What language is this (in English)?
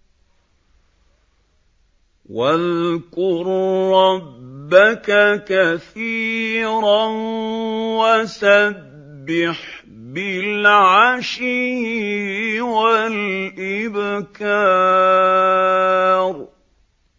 Arabic